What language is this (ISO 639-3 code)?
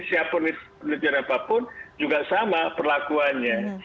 ind